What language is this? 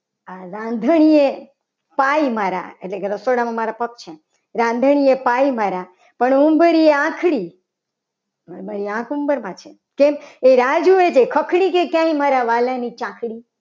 Gujarati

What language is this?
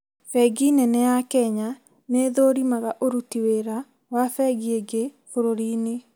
Kikuyu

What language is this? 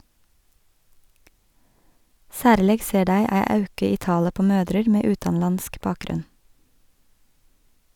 Norwegian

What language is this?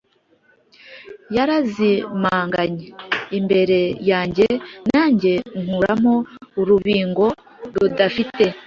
Kinyarwanda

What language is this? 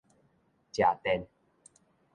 Min Nan Chinese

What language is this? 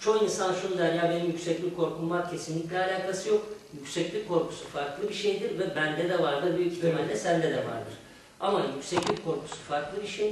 Turkish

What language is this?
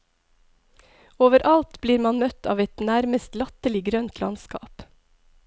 Norwegian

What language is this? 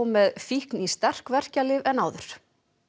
Icelandic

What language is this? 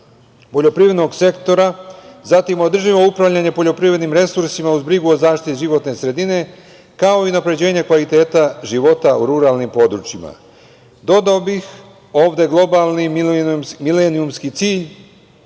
Serbian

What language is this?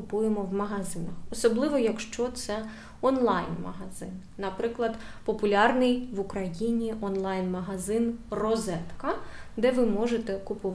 Ukrainian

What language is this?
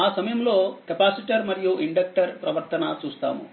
Telugu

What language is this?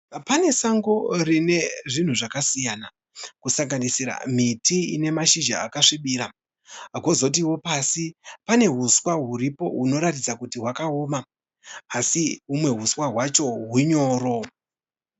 Shona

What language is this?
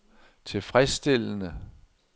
Danish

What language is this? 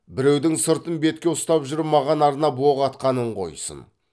Kazakh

